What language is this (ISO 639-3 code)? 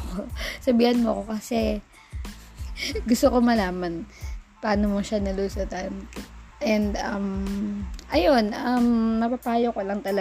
fil